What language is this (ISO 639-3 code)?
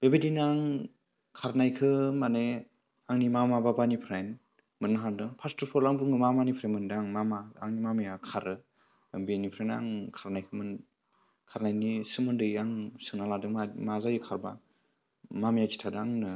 brx